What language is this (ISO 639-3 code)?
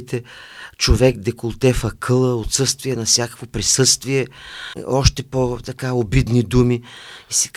bul